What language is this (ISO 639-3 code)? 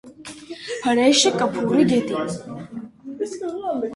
hye